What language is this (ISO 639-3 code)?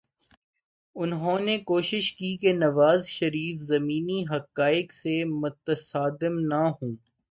urd